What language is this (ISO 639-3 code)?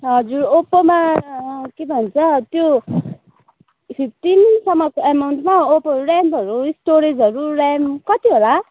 nep